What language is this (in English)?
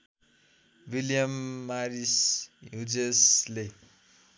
Nepali